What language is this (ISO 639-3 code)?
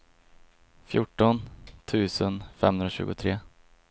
swe